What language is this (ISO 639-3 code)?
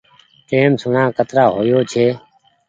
gig